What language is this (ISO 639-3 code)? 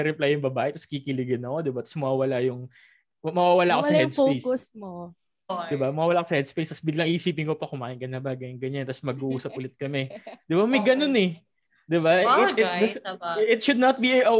fil